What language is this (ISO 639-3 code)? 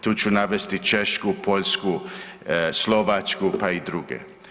hrv